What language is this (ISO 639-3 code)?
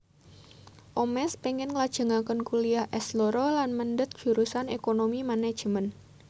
jav